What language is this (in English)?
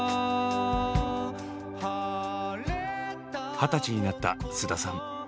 Japanese